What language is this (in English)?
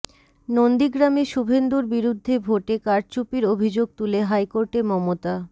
Bangla